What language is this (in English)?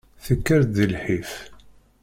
Kabyle